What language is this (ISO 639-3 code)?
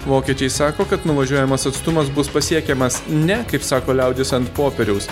lit